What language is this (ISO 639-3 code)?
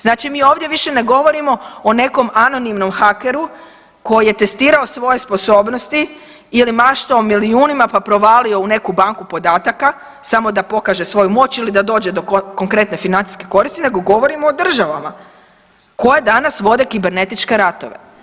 hrv